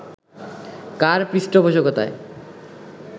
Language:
Bangla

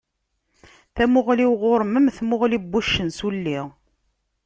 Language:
Kabyle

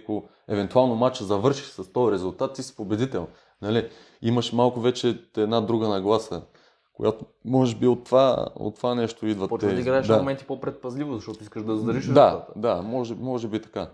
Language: Bulgarian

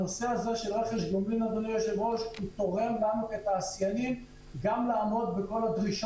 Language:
Hebrew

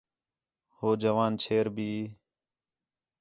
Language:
Khetrani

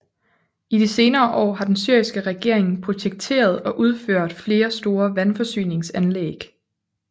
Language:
Danish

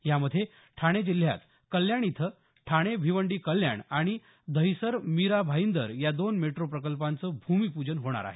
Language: Marathi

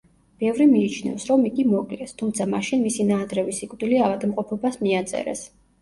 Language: Georgian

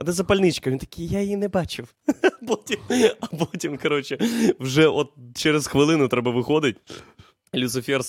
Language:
Ukrainian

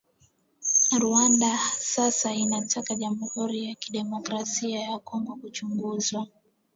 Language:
Swahili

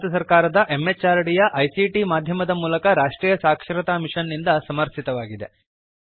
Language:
Kannada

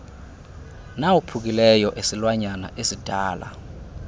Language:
Xhosa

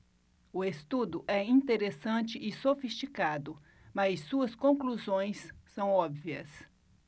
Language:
Portuguese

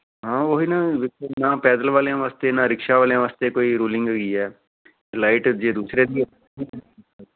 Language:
Punjabi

